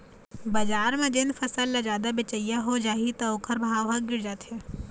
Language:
Chhattisgarhi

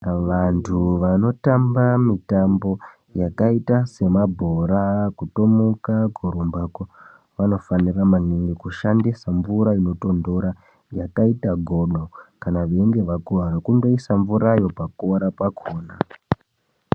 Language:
Ndau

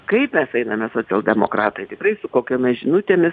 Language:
Lithuanian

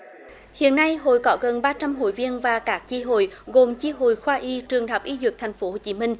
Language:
Vietnamese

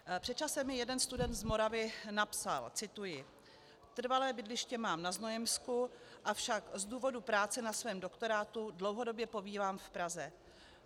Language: Czech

